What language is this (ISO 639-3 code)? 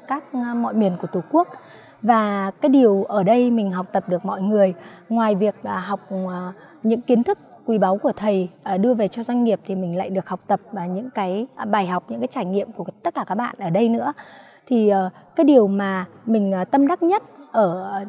vie